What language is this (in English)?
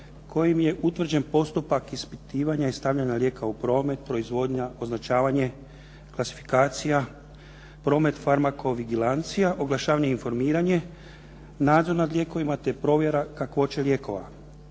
Croatian